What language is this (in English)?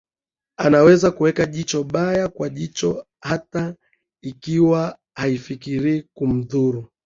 Swahili